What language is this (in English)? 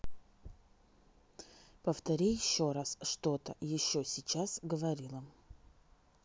Russian